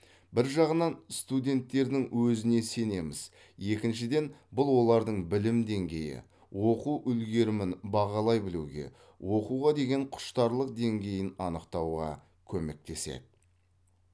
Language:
Kazakh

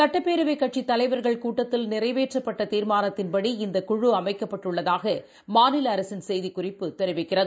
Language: Tamil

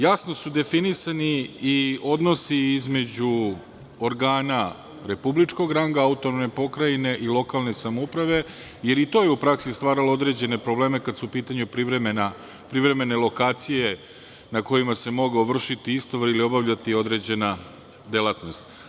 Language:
Serbian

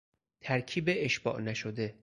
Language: Persian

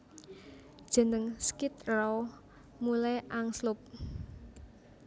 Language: Javanese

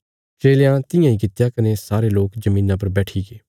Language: Bilaspuri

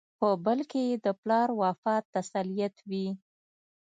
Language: Pashto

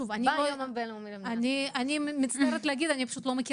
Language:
Hebrew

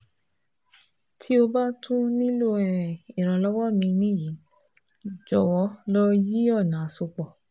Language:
Yoruba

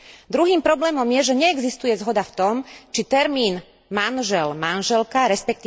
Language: Slovak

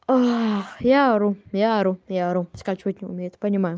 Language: Russian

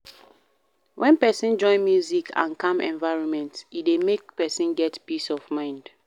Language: Nigerian Pidgin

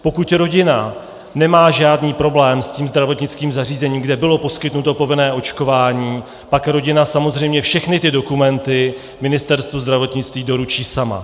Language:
Czech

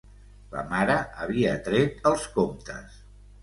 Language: Catalan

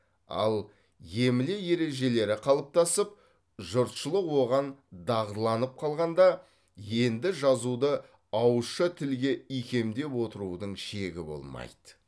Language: Kazakh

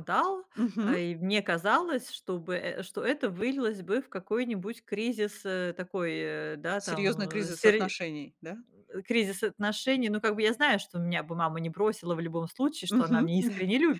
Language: Russian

